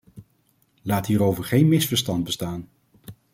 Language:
Dutch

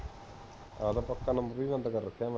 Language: Punjabi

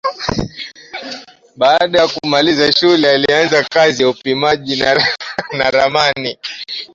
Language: Swahili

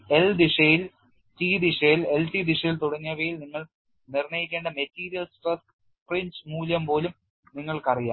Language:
Malayalam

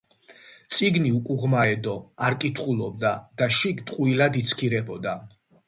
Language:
Georgian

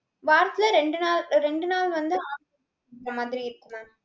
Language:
Tamil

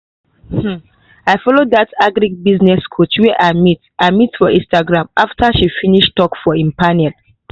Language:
Nigerian Pidgin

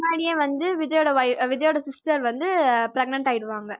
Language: Tamil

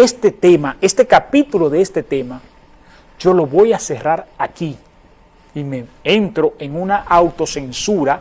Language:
Spanish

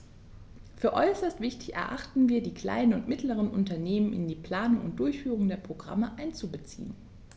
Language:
German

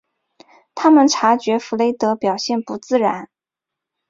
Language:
Chinese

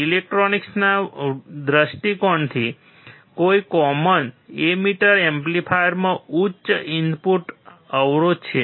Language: Gujarati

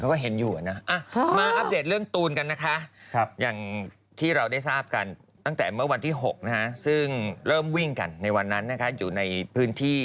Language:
Thai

